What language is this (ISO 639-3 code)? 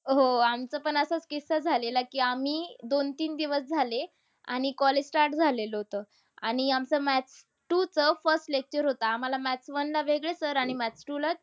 mar